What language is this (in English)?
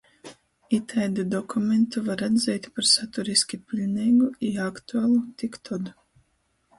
Latgalian